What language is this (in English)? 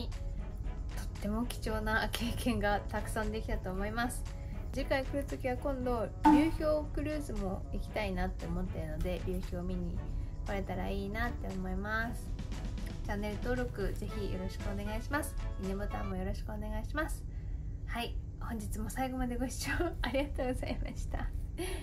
Japanese